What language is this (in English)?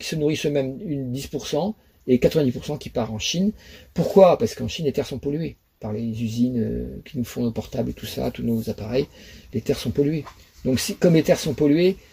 French